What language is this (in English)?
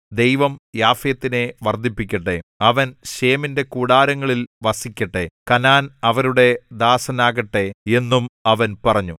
Malayalam